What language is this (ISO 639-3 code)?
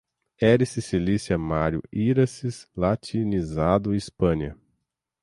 por